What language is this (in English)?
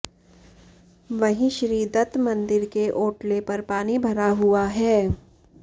Hindi